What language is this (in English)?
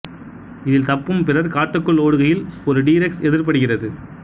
Tamil